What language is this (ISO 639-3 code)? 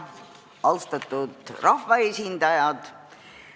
est